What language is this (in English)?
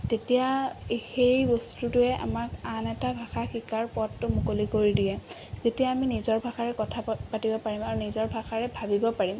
Assamese